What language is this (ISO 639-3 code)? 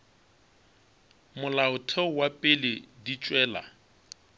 nso